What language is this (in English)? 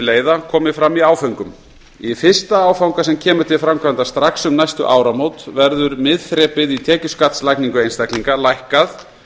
Icelandic